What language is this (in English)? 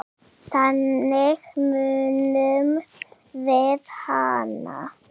Icelandic